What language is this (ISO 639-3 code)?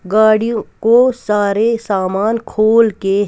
hin